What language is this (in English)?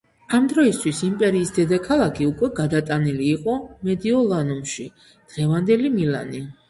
Georgian